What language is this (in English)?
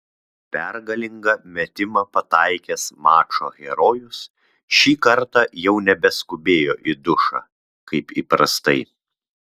Lithuanian